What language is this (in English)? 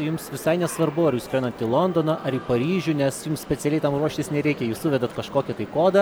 Lithuanian